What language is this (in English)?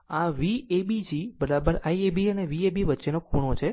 Gujarati